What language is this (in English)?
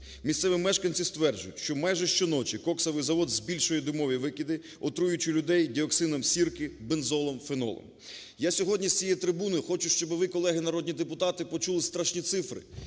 Ukrainian